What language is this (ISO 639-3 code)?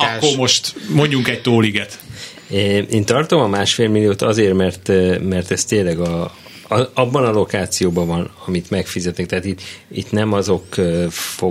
hun